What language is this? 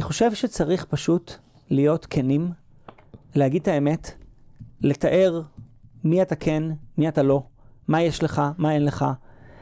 Hebrew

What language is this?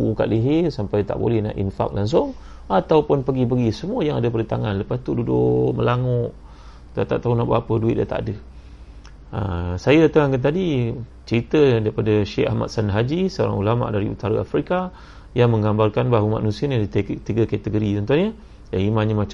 Malay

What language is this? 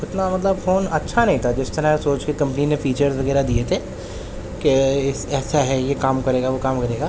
Urdu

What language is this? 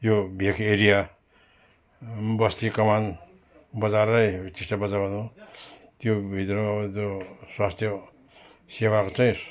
Nepali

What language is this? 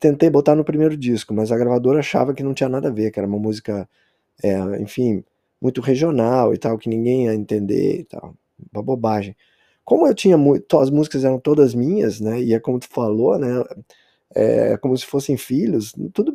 Portuguese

